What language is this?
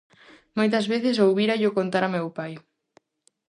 Galician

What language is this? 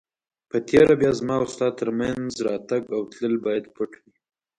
Pashto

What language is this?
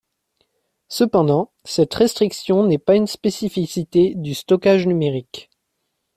French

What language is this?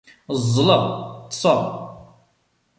Kabyle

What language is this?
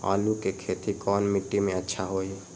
Magahi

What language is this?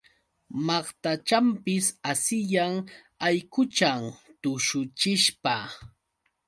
Yauyos Quechua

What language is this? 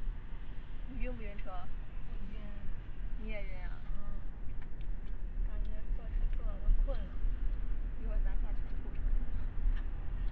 Chinese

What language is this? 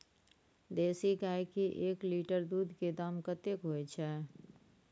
Maithili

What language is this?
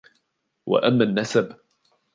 Arabic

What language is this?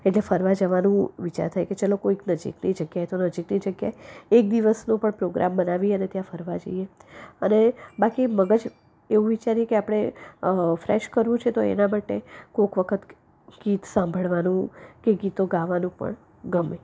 Gujarati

